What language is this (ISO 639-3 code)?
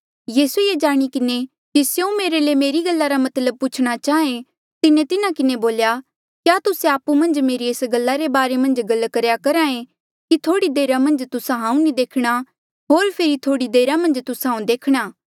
mjl